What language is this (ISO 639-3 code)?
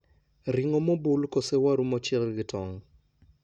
luo